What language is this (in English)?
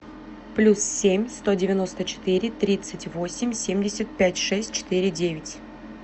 Russian